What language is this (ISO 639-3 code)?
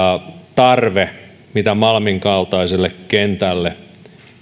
fin